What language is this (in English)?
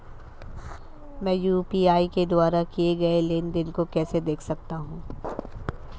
Hindi